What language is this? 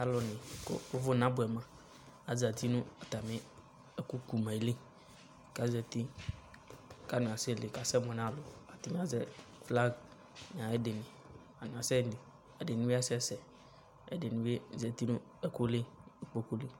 Ikposo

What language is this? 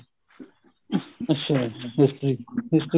Punjabi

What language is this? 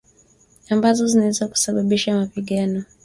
Swahili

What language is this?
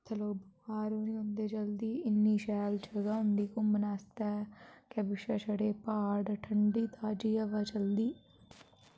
Dogri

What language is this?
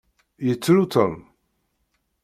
Kabyle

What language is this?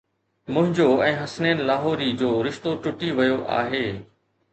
Sindhi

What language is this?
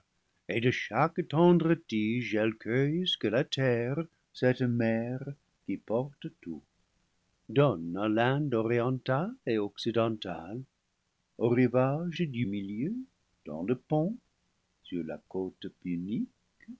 French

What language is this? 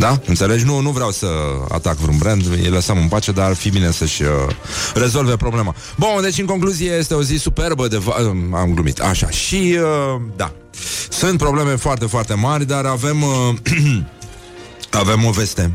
Romanian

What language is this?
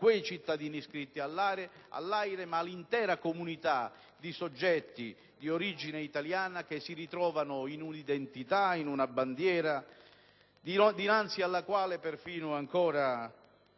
Italian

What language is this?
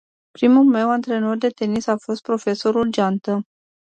Romanian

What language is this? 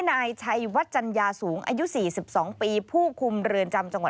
Thai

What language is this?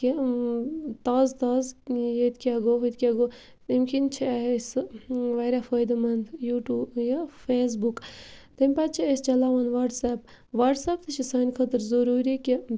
Kashmiri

